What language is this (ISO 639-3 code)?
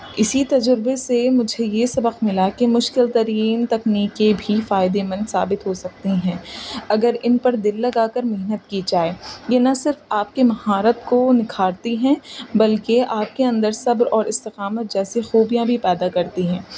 urd